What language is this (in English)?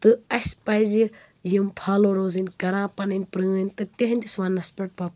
Kashmiri